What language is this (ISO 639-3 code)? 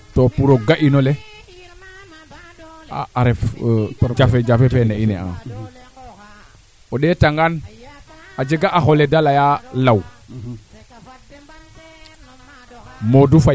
srr